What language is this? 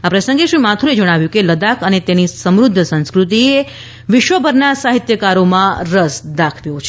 Gujarati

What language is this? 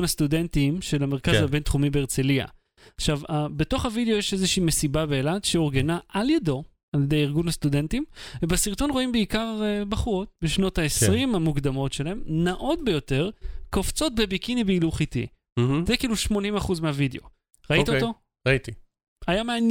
Hebrew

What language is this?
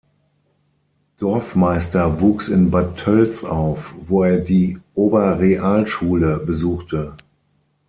German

